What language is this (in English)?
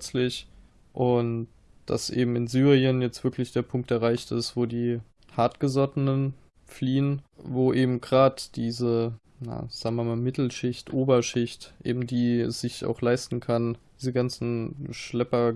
German